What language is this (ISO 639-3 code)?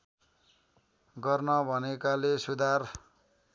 nep